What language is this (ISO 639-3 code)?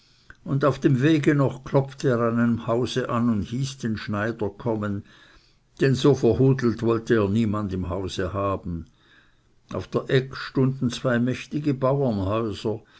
deu